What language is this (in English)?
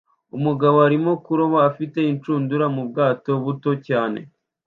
Kinyarwanda